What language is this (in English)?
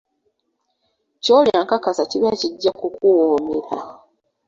Ganda